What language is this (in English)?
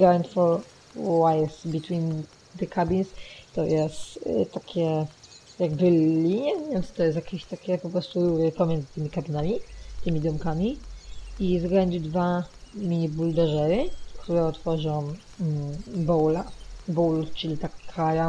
Polish